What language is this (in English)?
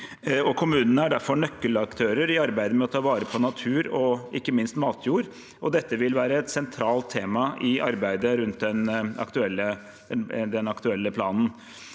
Norwegian